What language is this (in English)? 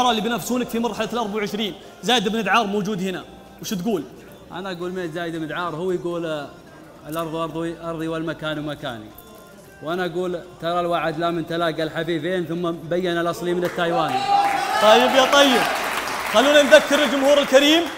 Arabic